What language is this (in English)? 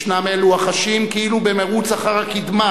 Hebrew